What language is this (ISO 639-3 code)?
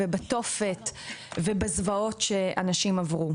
heb